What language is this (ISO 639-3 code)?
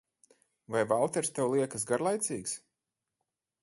lav